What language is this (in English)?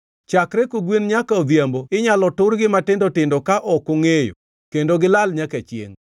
Luo (Kenya and Tanzania)